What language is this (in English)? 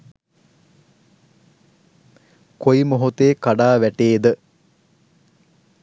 Sinhala